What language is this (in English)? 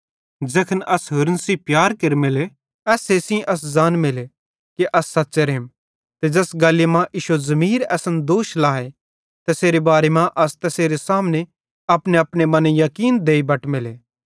Bhadrawahi